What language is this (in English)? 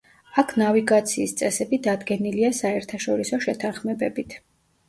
Georgian